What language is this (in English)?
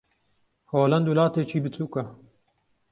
Central Kurdish